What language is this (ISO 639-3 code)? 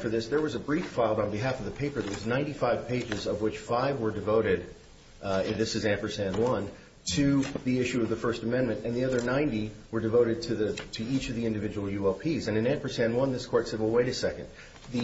eng